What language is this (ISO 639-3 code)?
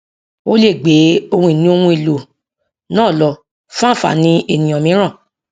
yor